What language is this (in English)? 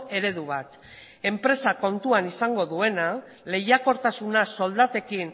Basque